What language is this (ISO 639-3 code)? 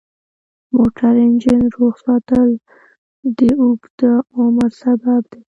pus